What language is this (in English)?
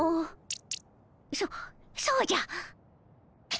Japanese